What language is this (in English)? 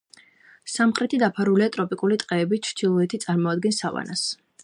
Georgian